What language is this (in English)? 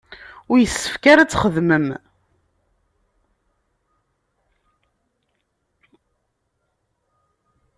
Kabyle